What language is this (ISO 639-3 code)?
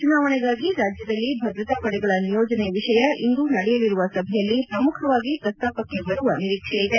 kan